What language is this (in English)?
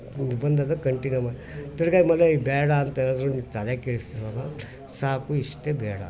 Kannada